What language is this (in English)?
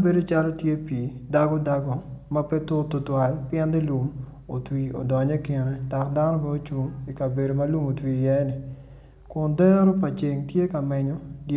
Acoli